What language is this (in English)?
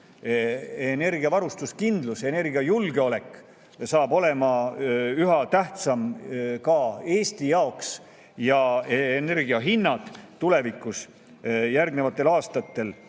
Estonian